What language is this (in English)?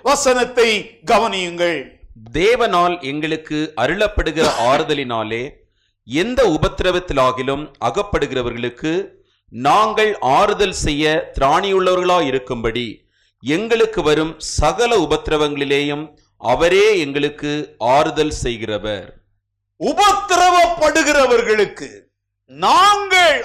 Tamil